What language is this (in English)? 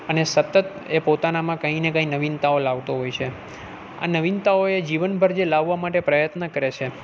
Gujarati